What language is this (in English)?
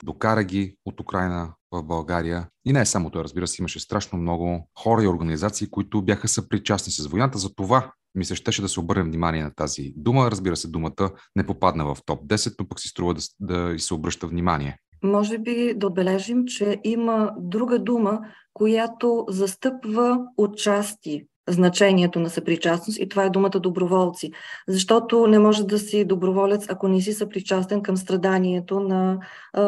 Bulgarian